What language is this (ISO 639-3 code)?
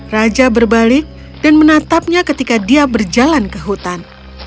ind